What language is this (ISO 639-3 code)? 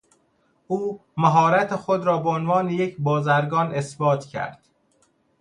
fas